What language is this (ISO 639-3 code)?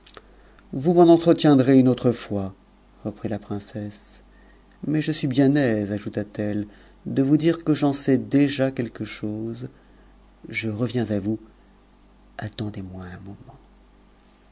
fra